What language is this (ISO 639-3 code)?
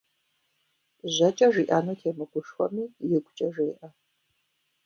kbd